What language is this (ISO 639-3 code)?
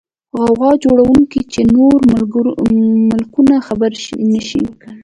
pus